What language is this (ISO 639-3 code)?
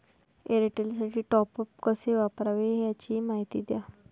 mar